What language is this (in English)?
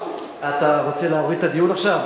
Hebrew